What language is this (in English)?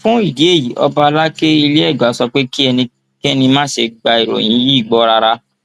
Yoruba